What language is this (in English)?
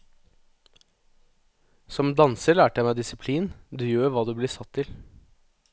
Norwegian